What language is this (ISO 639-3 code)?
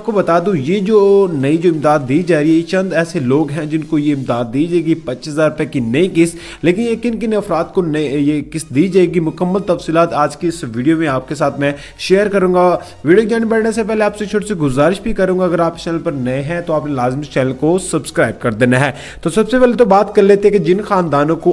hin